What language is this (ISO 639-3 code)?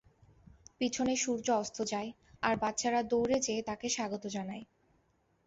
ben